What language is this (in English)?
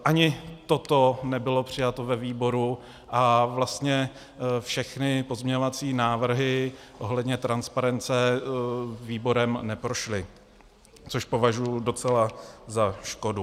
Czech